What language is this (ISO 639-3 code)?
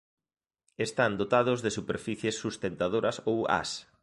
glg